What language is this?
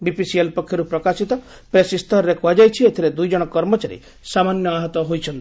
Odia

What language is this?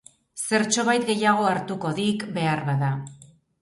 Basque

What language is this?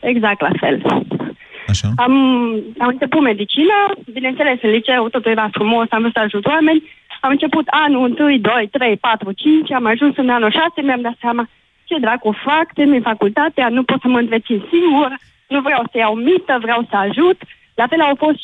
Romanian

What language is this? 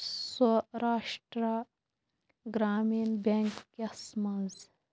Kashmiri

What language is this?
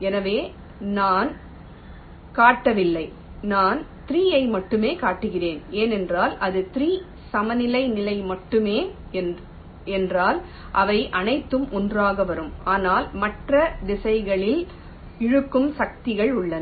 Tamil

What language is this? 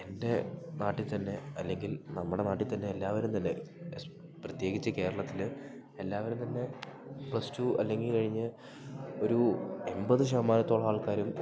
Malayalam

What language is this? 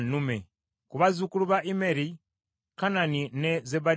Ganda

